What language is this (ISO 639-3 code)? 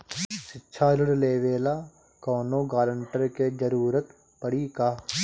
bho